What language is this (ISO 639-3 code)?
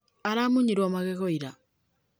kik